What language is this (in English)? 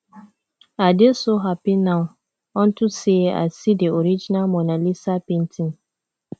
Nigerian Pidgin